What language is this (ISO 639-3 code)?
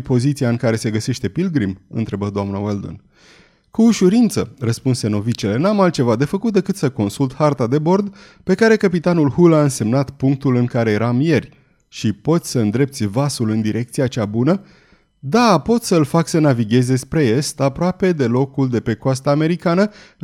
ron